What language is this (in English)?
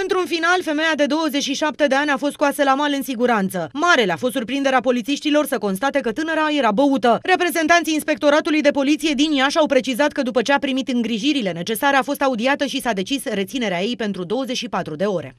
Romanian